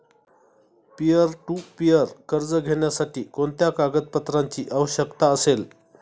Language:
Marathi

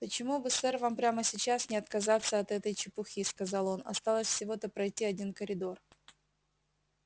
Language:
Russian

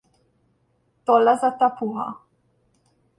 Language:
Hungarian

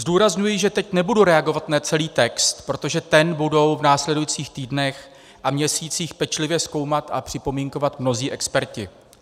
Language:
Czech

